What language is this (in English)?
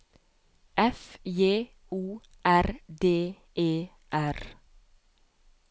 Norwegian